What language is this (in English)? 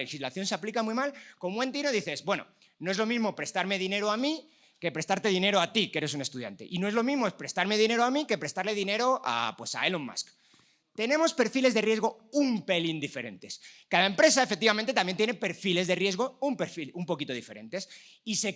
Spanish